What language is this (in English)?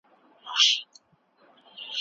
Pashto